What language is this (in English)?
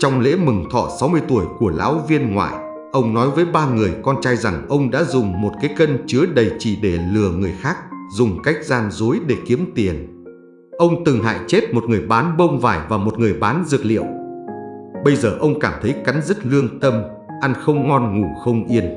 Vietnamese